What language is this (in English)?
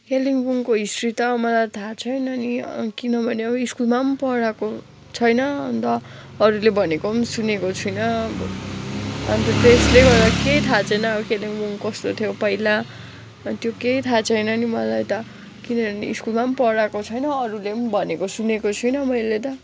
Nepali